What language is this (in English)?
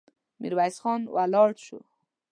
Pashto